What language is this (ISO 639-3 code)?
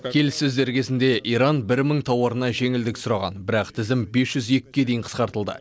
kaz